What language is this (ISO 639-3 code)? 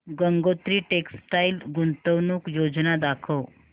mar